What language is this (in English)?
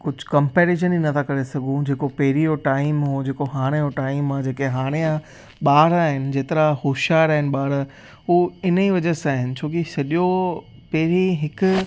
Sindhi